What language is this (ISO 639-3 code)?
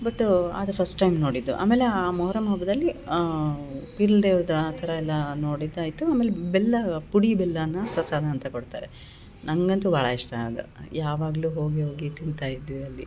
kan